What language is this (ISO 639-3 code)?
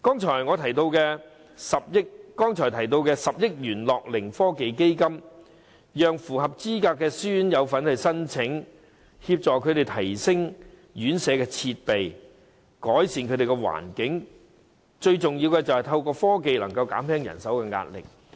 yue